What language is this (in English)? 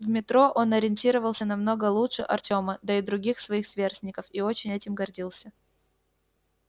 Russian